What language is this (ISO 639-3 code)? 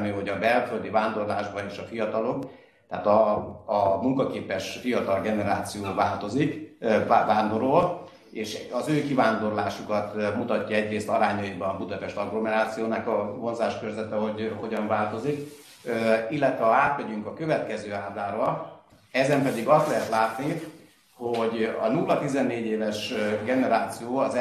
hun